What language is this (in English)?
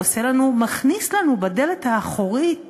Hebrew